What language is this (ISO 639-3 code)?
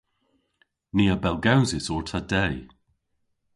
cor